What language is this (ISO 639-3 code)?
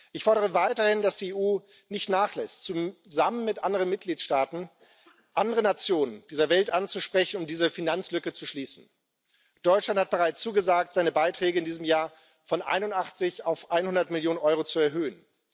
deu